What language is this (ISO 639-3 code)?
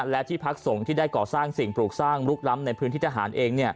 tha